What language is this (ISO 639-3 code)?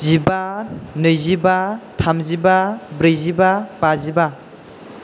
brx